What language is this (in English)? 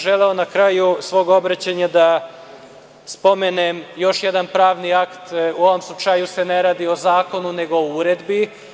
Serbian